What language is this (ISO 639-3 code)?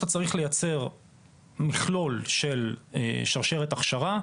heb